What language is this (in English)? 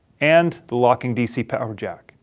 English